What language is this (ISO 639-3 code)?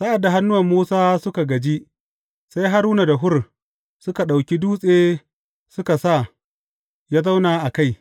hau